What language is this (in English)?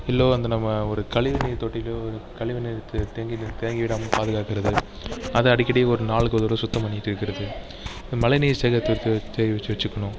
Tamil